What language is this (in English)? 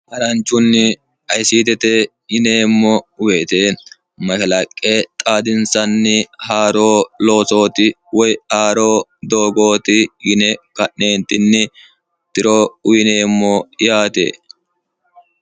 Sidamo